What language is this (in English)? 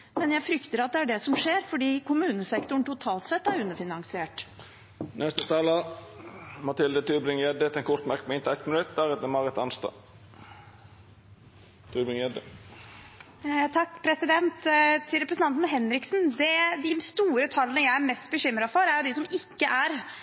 Norwegian